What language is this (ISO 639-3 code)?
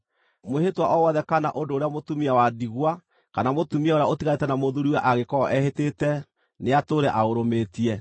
kik